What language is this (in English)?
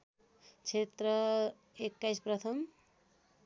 Nepali